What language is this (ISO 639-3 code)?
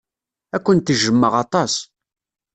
kab